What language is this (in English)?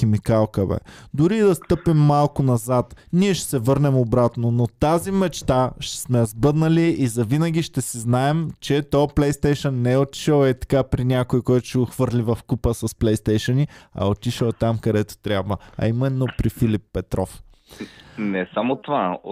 Bulgarian